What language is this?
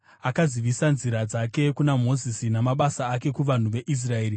Shona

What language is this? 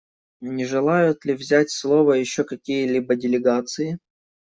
Russian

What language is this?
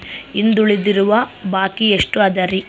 Kannada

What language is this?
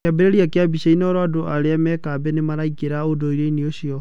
Kikuyu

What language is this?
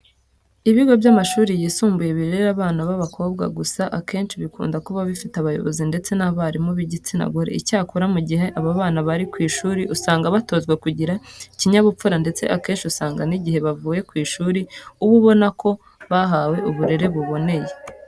Kinyarwanda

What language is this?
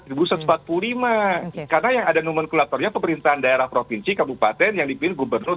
Indonesian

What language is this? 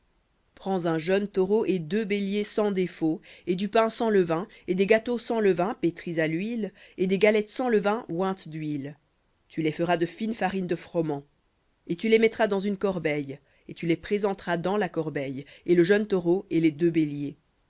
French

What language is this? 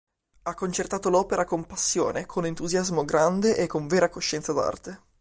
Italian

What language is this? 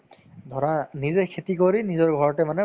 Assamese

